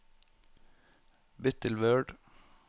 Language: Norwegian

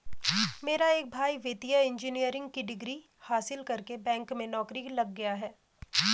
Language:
Hindi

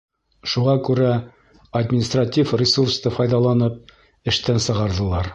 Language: Bashkir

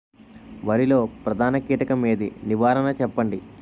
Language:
Telugu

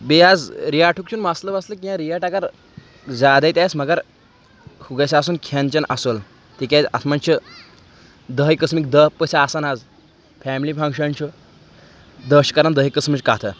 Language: Kashmiri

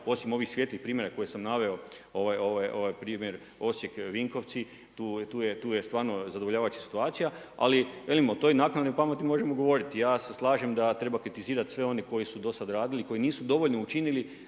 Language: Croatian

